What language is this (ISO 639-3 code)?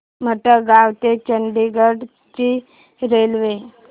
mar